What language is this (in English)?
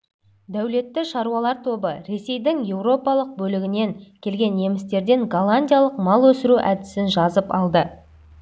Kazakh